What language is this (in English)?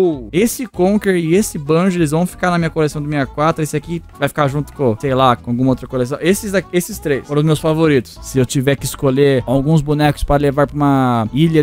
Portuguese